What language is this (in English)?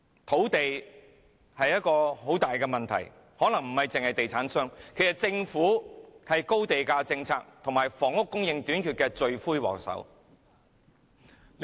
Cantonese